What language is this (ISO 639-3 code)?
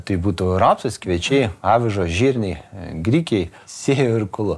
lit